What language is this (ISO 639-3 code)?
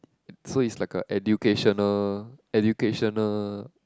eng